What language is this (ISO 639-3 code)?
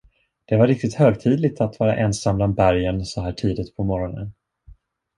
swe